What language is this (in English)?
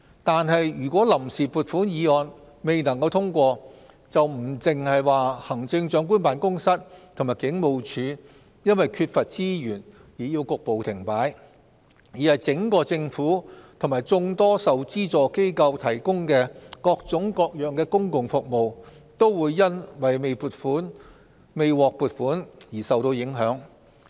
Cantonese